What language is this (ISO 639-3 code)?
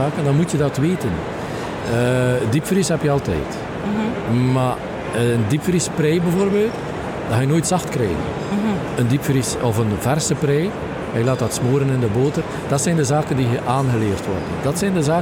nld